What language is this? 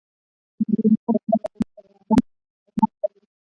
Pashto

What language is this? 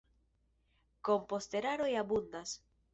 Esperanto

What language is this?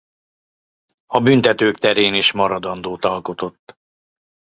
Hungarian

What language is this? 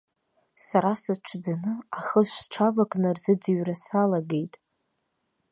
Abkhazian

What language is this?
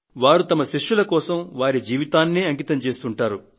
Telugu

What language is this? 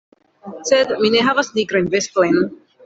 Esperanto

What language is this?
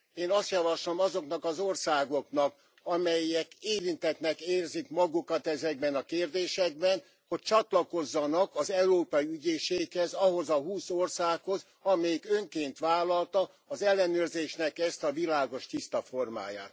Hungarian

